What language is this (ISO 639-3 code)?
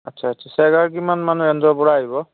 asm